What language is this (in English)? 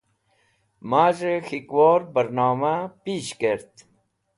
Wakhi